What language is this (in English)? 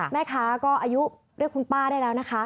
Thai